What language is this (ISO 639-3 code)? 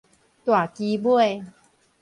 nan